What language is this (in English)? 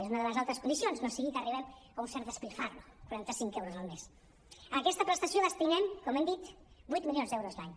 Catalan